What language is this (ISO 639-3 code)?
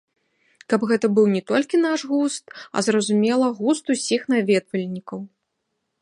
bel